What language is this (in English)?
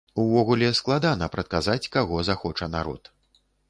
Belarusian